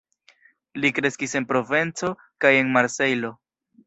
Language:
Esperanto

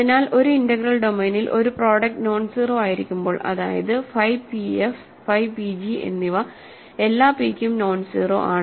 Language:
Malayalam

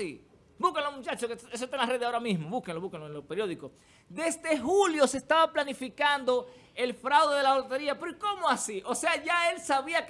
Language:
Spanish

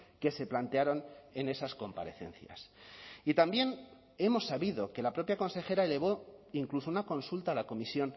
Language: Spanish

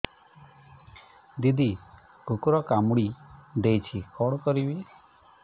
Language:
Odia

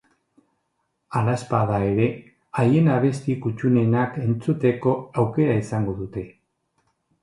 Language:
Basque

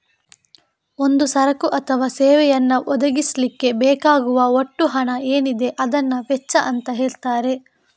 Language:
Kannada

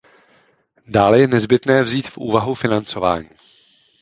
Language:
Czech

